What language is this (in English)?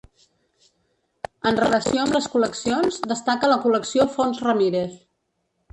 Catalan